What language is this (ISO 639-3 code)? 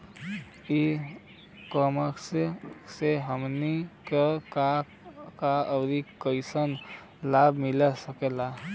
bho